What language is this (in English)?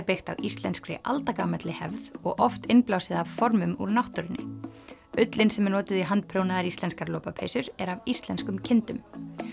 Icelandic